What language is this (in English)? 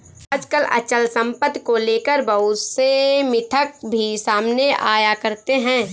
Hindi